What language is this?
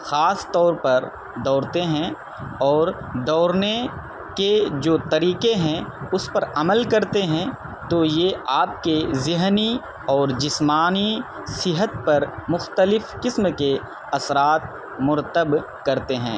Urdu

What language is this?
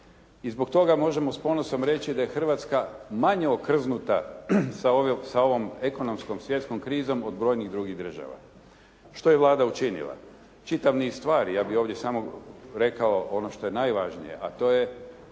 Croatian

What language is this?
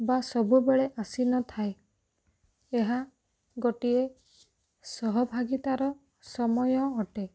Odia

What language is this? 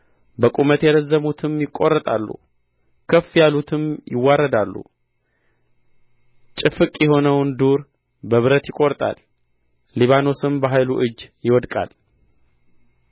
Amharic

